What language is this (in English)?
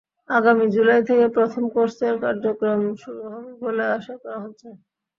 Bangla